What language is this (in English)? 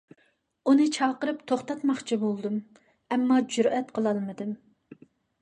Uyghur